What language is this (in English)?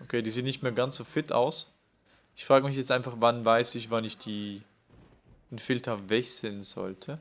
German